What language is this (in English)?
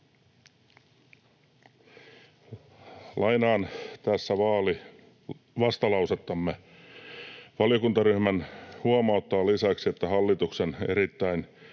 Finnish